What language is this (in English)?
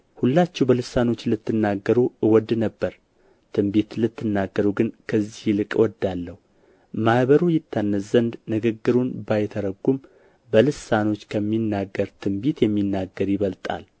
Amharic